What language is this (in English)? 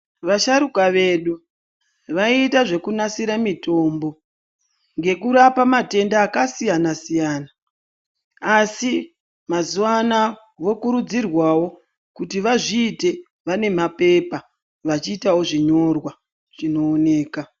Ndau